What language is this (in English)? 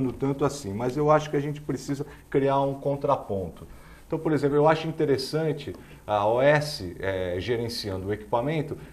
Portuguese